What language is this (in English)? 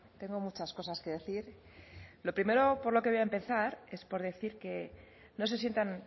Spanish